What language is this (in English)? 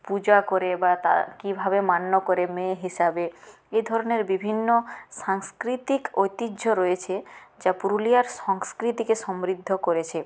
Bangla